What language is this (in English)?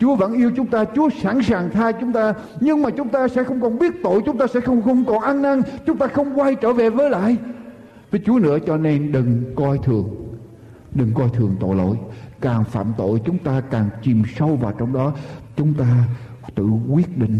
Vietnamese